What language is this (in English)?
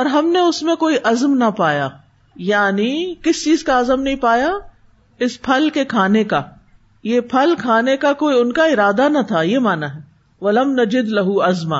Urdu